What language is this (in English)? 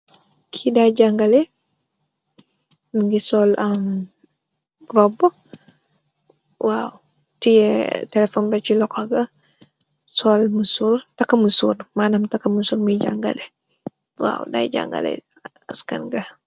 Wolof